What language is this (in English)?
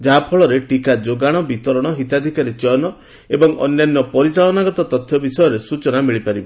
Odia